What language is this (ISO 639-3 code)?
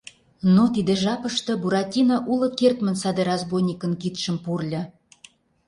chm